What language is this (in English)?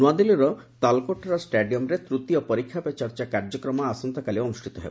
Odia